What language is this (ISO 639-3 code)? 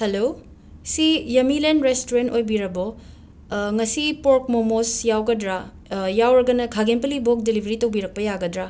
mni